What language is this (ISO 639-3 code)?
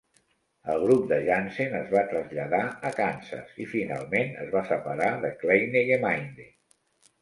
cat